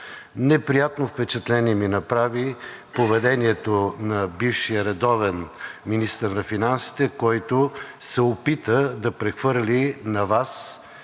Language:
Bulgarian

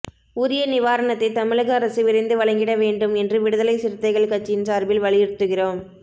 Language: Tamil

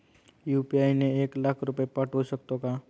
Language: Marathi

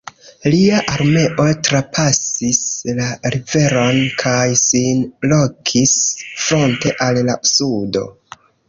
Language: Esperanto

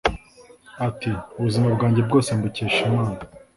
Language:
Kinyarwanda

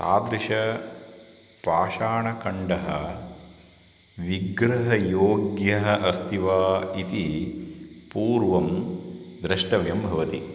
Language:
Sanskrit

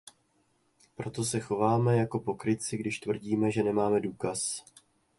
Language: Czech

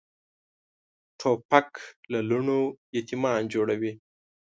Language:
Pashto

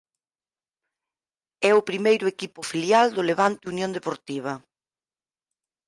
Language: Galician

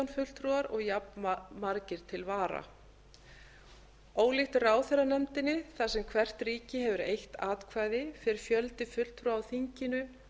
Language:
Icelandic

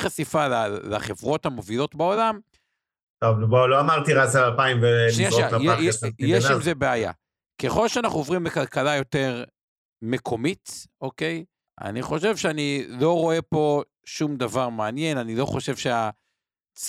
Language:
Hebrew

